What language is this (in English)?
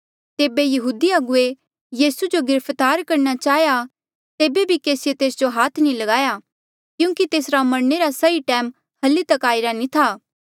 Mandeali